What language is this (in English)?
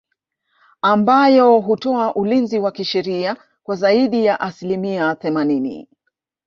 Swahili